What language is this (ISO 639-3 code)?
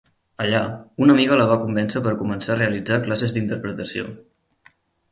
cat